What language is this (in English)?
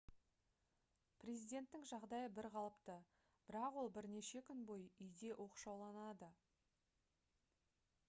Kazakh